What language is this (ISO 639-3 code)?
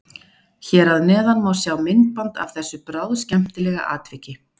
isl